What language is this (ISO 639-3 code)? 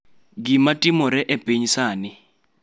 luo